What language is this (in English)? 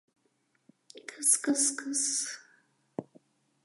Mari